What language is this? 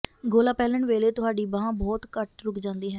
Punjabi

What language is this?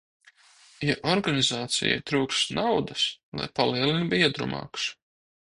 Latvian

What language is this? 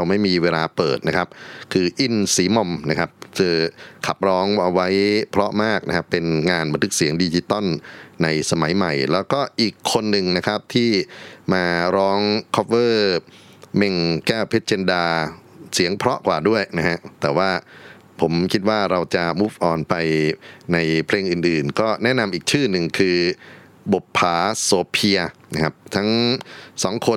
Thai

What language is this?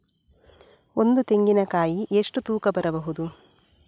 Kannada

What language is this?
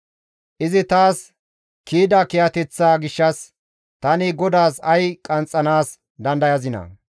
Gamo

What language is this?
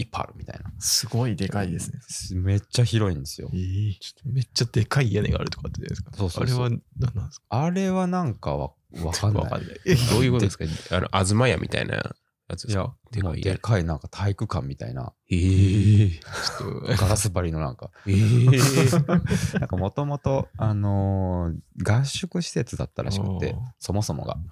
Japanese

